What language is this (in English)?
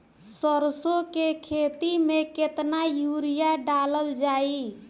Bhojpuri